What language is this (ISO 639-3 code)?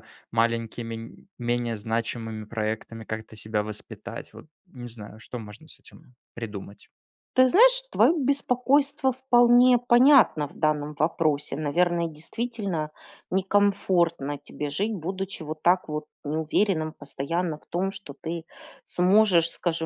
rus